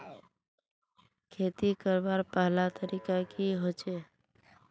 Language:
Magahi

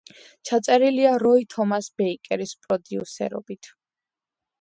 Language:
Georgian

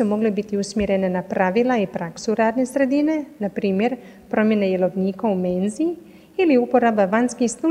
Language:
Croatian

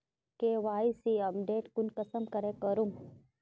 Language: Magahi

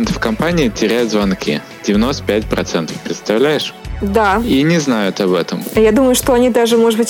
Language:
Russian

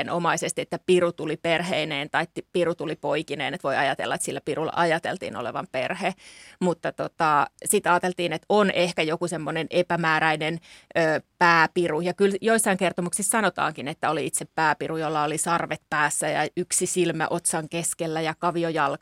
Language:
Finnish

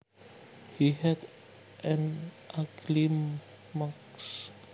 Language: Javanese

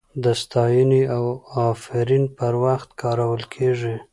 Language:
Pashto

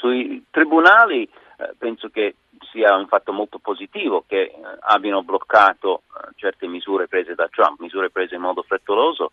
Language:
Italian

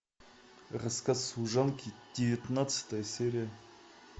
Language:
Russian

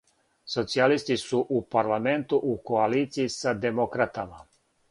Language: Serbian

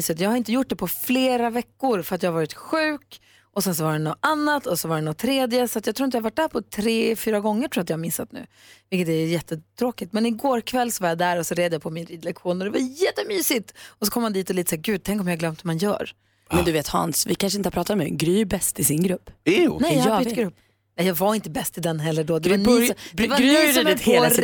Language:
Swedish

